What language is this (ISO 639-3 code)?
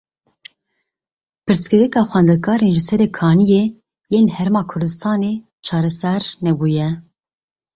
kur